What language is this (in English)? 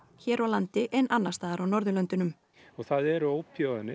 Icelandic